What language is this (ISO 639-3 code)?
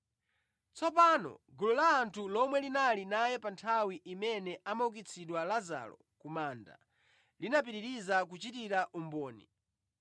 nya